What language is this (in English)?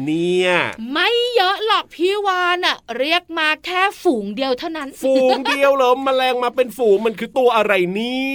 Thai